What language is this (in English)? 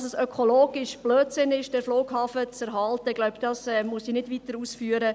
Swiss German